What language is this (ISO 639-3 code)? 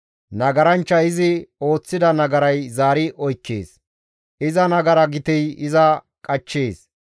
gmv